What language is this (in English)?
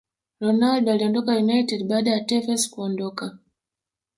Swahili